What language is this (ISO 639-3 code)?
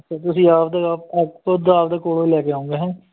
pan